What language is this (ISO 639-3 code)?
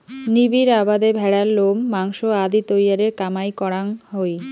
ben